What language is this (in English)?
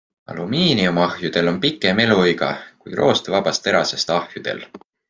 Estonian